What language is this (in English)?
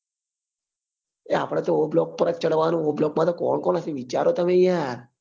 Gujarati